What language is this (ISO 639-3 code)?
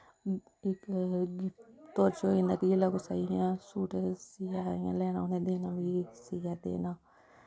doi